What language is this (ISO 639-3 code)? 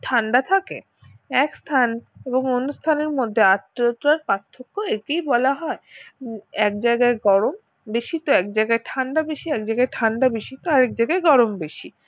ben